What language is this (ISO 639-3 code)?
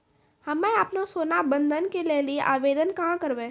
mai